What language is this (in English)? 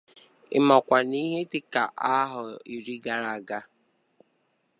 Igbo